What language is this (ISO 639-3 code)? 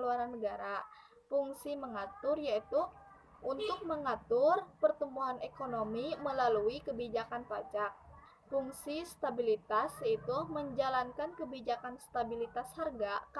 ind